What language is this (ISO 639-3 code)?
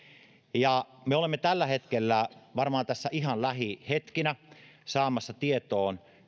fin